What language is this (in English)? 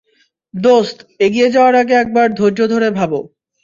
Bangla